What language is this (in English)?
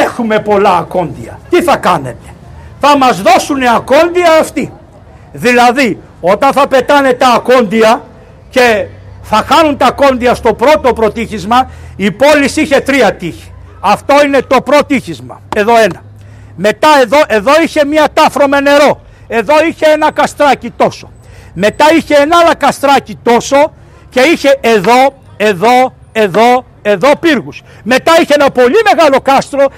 Greek